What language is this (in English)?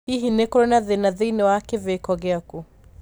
Kikuyu